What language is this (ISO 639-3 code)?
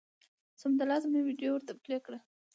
pus